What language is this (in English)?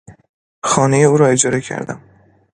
Persian